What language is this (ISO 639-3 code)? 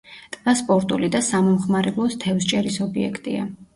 kat